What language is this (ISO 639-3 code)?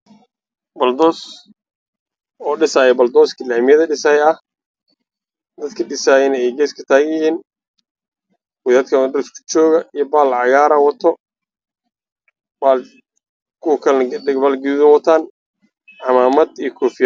som